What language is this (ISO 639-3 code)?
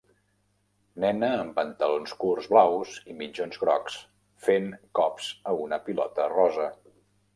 cat